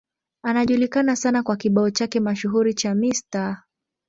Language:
Swahili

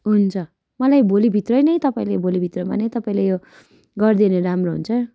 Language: Nepali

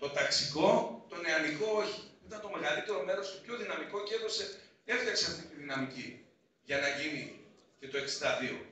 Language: Greek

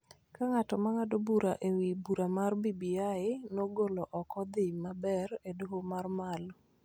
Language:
Luo (Kenya and Tanzania)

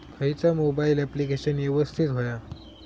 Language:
Marathi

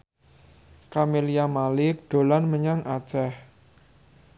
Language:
Javanese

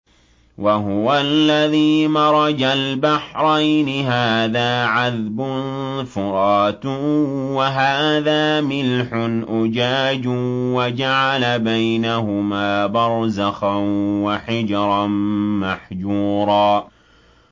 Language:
Arabic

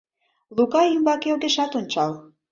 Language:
Mari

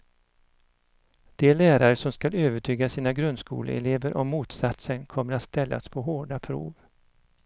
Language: Swedish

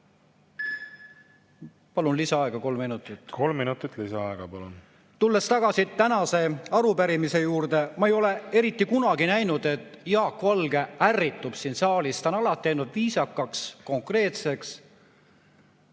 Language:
Estonian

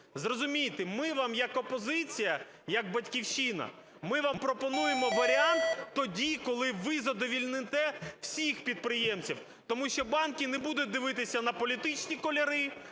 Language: Ukrainian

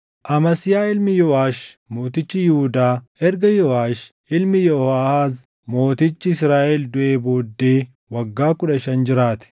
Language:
Oromo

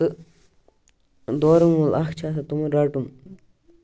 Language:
Kashmiri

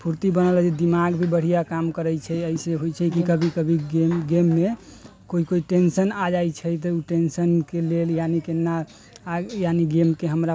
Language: Maithili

